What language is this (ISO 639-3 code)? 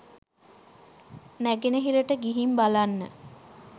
sin